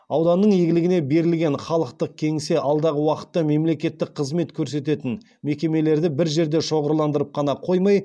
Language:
Kazakh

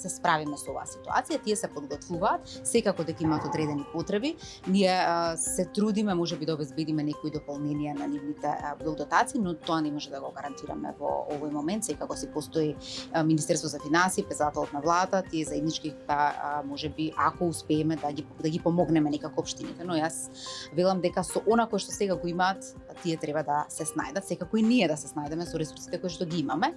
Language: Macedonian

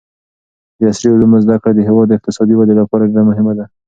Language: Pashto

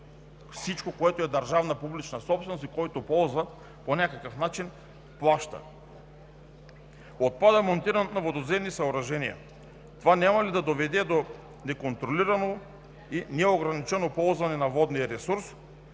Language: Bulgarian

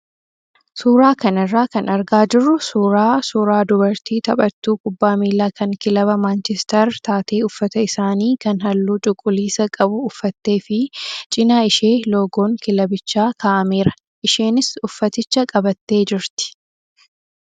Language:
Oromo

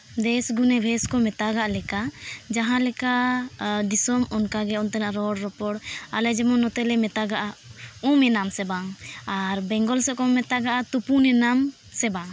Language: Santali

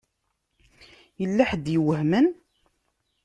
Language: Kabyle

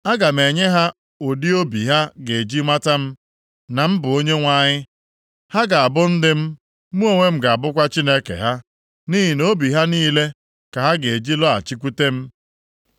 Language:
Igbo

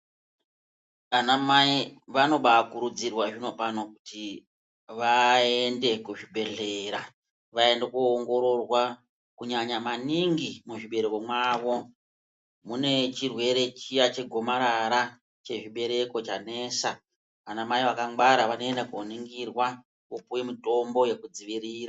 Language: Ndau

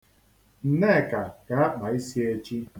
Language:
Igbo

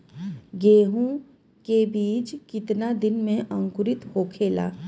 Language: Bhojpuri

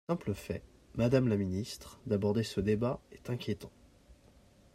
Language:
French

